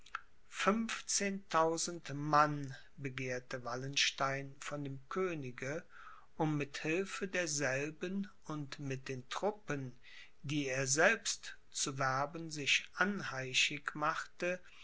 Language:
German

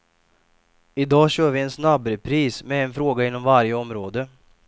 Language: Swedish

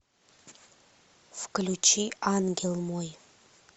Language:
Russian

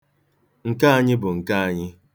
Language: Igbo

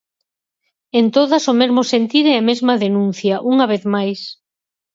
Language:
Galician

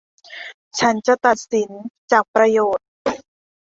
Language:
Thai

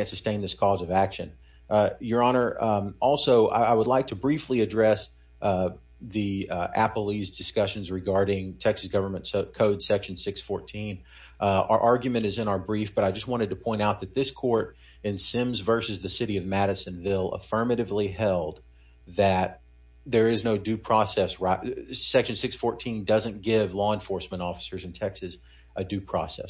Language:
English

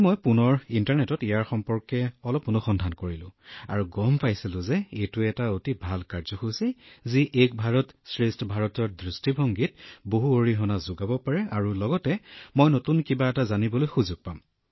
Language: Assamese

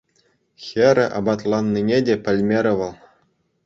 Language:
Chuvash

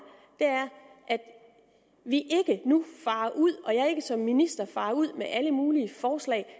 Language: Danish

